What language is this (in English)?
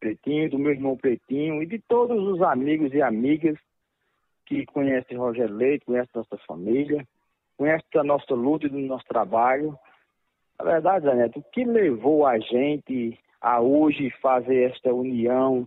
Portuguese